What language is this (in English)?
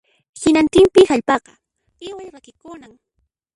Puno Quechua